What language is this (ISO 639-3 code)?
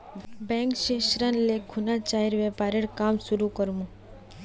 mag